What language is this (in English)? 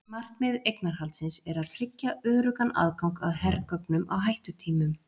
Icelandic